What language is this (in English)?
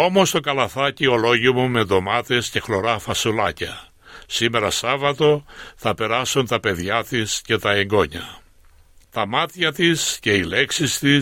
Greek